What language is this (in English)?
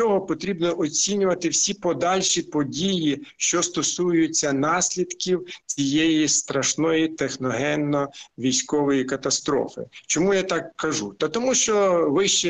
Ukrainian